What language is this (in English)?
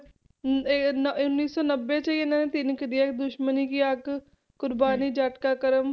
Punjabi